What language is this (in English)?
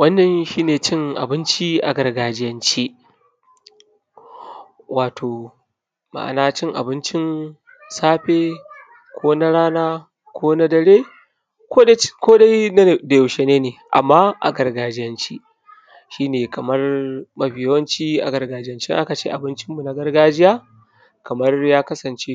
Hausa